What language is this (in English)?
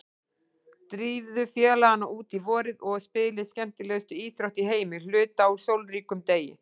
Icelandic